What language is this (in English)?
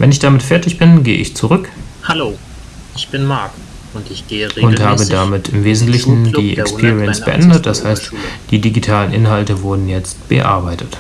German